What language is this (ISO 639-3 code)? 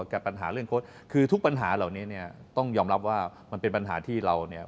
tha